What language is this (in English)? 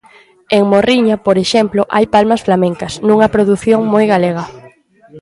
Galician